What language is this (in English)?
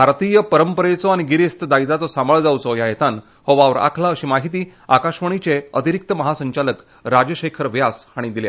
Konkani